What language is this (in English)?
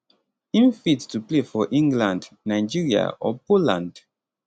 Nigerian Pidgin